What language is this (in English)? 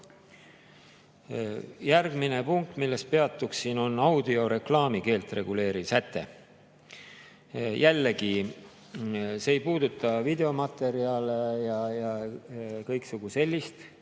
Estonian